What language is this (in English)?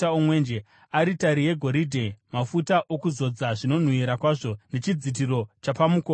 Shona